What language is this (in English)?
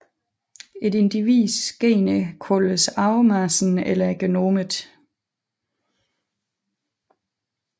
Danish